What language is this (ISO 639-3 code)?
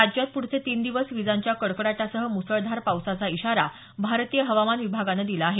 mar